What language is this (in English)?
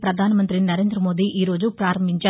Telugu